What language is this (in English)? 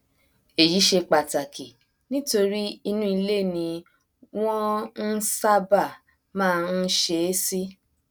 Yoruba